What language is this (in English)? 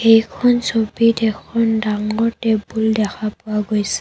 Assamese